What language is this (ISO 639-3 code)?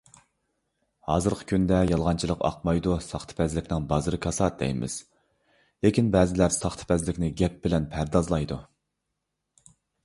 uig